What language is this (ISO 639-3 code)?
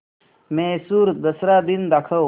mar